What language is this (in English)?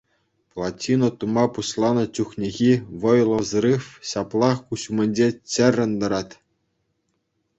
Chuvash